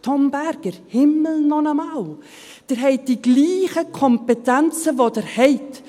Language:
Swiss German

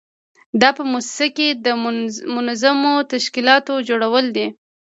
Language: Pashto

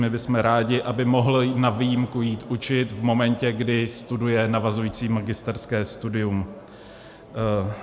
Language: Czech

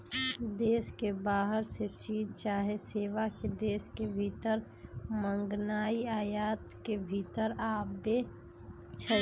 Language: Magahi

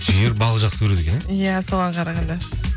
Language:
Kazakh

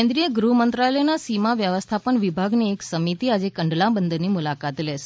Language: Gujarati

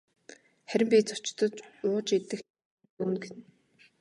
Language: Mongolian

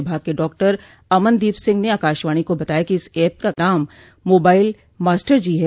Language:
Hindi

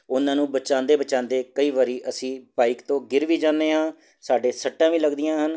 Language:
Punjabi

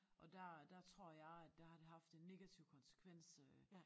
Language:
Danish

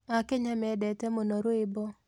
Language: Kikuyu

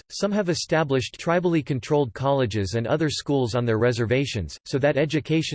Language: English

